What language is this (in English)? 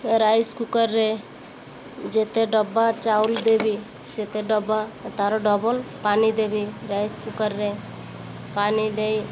Odia